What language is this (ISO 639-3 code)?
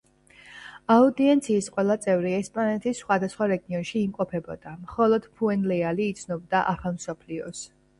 kat